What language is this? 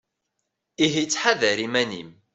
Kabyle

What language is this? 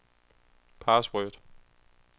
Danish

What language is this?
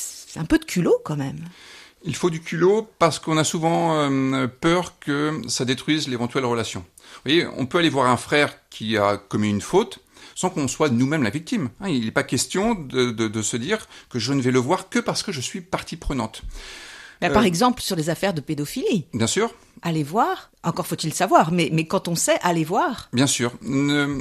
French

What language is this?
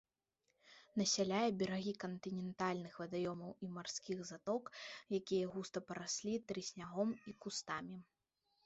Belarusian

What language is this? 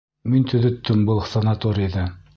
Bashkir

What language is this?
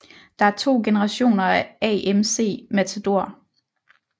Danish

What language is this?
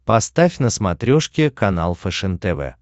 Russian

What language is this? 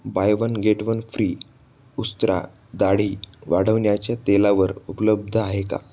Marathi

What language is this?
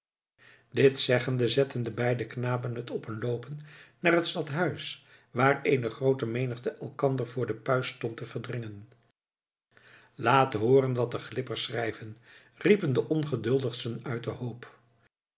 Dutch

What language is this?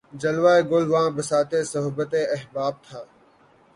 Urdu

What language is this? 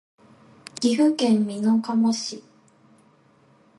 Japanese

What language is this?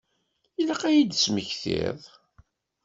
Kabyle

